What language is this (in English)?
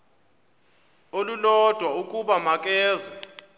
Xhosa